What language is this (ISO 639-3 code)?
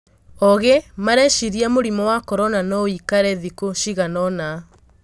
kik